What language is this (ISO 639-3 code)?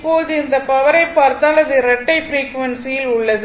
tam